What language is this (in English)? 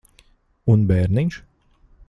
Latvian